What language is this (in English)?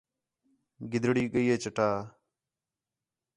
Khetrani